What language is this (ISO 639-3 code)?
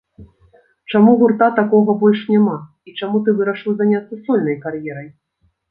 bel